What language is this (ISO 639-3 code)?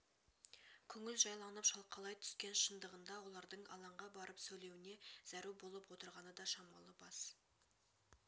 kaz